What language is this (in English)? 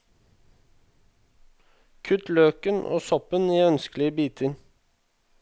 Norwegian